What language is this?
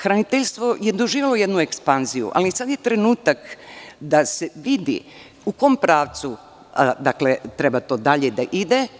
Serbian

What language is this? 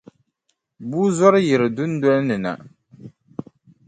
Dagbani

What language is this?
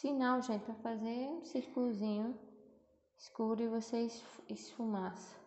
Portuguese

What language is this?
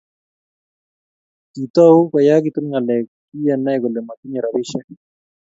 Kalenjin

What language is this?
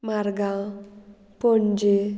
Konkani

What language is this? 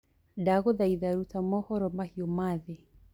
Kikuyu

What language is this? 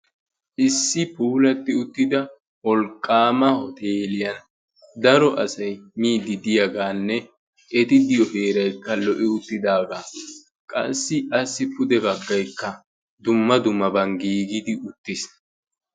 Wolaytta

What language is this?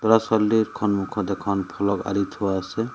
Assamese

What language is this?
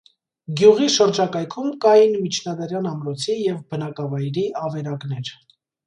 Armenian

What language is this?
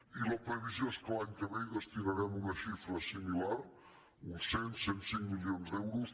Catalan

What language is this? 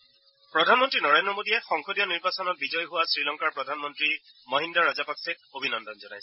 Assamese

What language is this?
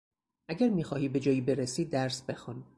Persian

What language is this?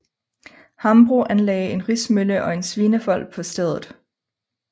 Danish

